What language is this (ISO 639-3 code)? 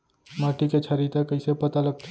hne